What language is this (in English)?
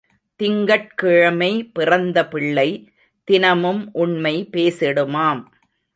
Tamil